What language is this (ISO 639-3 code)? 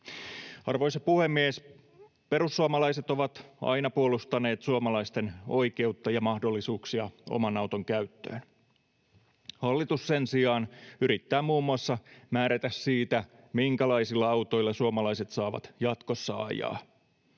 fin